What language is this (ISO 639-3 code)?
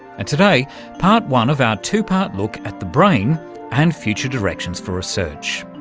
eng